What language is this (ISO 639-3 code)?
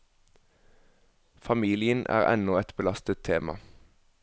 nor